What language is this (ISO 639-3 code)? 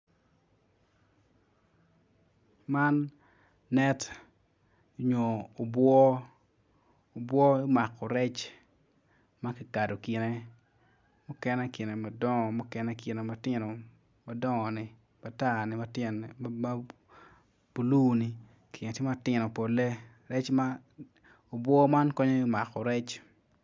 ach